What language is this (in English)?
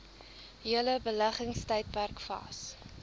Afrikaans